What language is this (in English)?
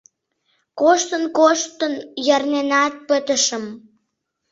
Mari